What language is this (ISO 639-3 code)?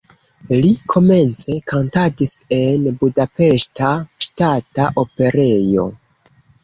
epo